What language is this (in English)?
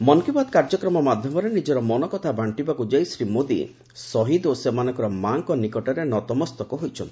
Odia